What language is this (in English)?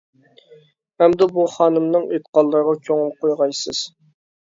Uyghur